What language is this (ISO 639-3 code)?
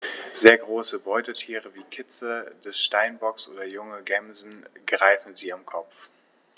deu